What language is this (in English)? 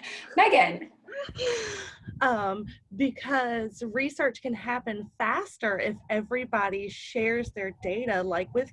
English